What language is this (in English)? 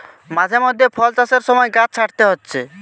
Bangla